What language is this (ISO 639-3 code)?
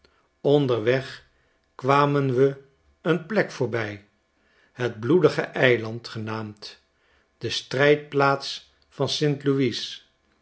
nld